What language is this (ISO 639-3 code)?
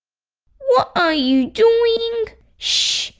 eng